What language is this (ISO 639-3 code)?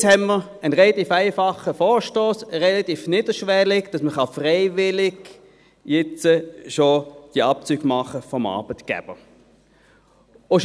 gsw